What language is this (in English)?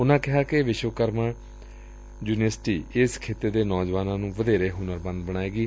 Punjabi